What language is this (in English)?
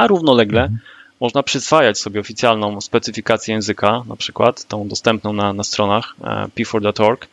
Polish